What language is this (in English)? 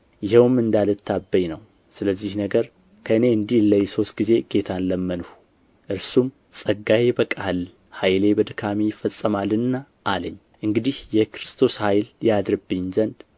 Amharic